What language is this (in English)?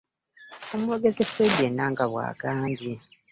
Ganda